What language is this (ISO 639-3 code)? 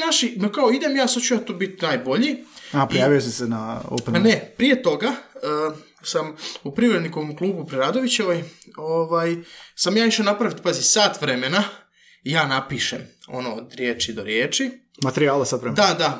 hrv